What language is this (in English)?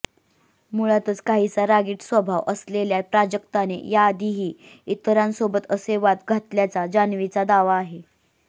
Marathi